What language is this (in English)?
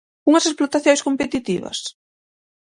Galician